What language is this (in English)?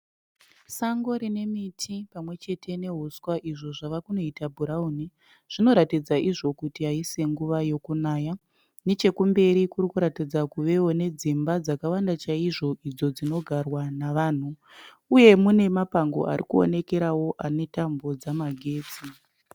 Shona